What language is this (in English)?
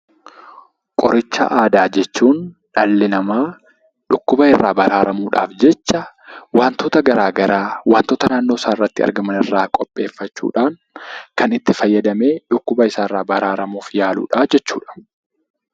Oromo